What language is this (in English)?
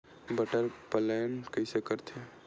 Chhattisgarhi